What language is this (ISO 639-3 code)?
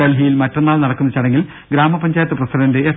mal